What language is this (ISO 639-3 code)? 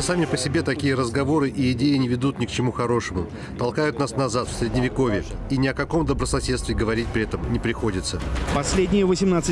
rus